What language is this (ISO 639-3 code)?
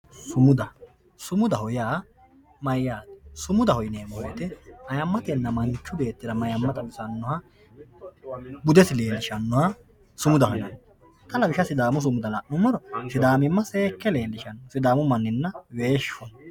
sid